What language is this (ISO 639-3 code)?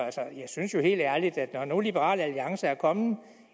dan